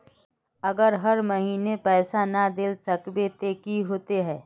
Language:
Magahi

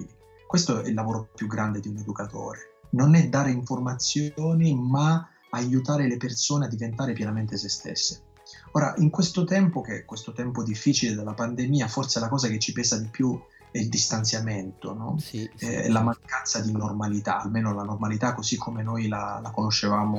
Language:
Italian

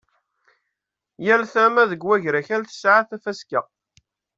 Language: Kabyle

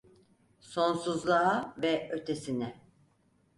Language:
Turkish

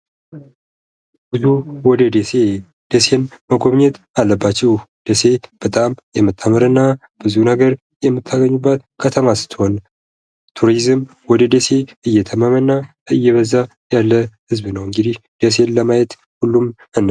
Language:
Amharic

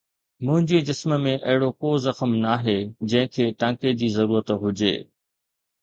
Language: Sindhi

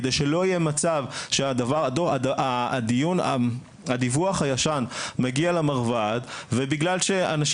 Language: Hebrew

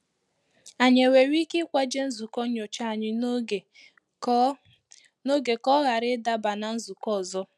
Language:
Igbo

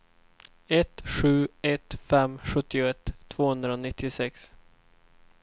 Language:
Swedish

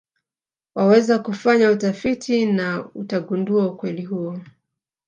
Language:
Swahili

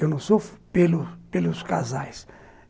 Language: Portuguese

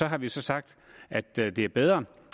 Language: Danish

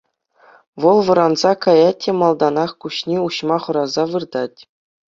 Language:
Chuvash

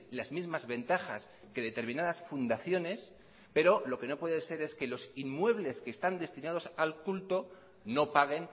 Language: Spanish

